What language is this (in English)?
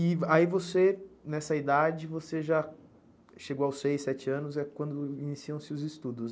Portuguese